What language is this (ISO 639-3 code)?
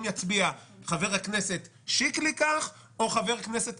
heb